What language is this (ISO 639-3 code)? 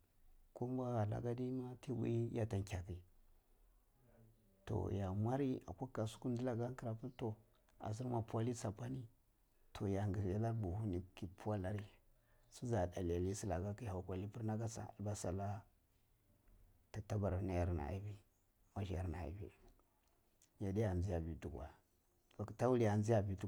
ckl